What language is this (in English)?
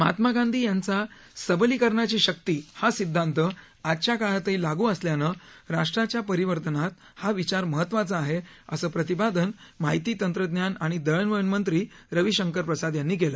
Marathi